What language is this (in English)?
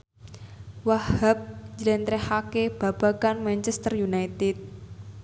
Javanese